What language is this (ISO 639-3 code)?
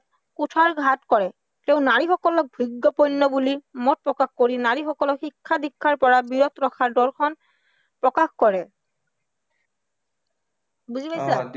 asm